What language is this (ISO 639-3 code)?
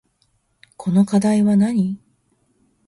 jpn